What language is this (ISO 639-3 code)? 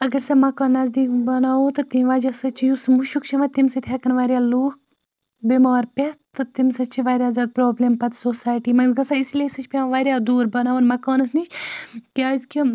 kas